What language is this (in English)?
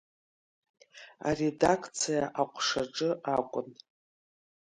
Abkhazian